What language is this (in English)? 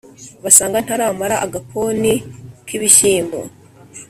Kinyarwanda